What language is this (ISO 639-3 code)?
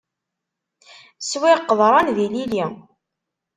kab